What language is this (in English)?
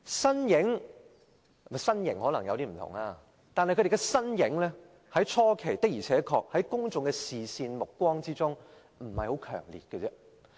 Cantonese